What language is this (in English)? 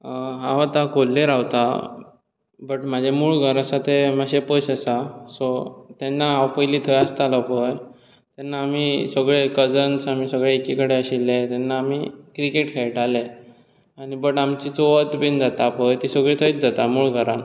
Konkani